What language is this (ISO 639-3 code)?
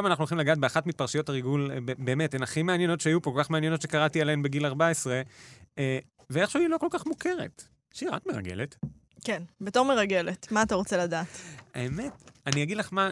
heb